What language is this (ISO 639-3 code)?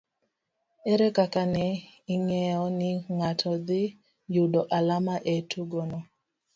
luo